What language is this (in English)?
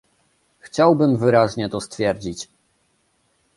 Polish